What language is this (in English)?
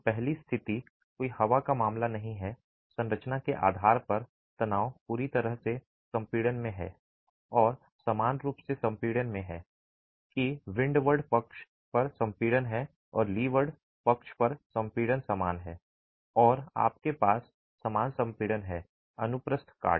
Hindi